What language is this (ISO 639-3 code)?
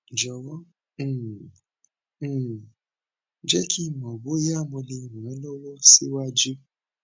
yor